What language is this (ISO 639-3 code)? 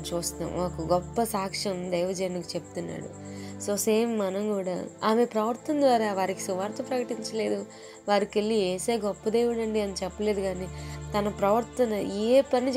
hin